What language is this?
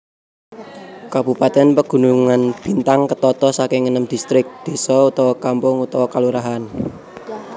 Javanese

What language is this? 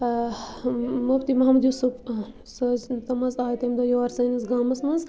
Kashmiri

